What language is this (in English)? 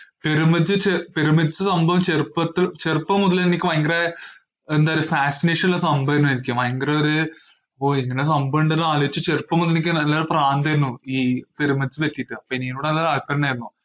Malayalam